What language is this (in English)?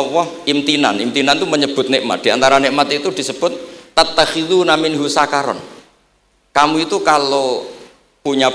Indonesian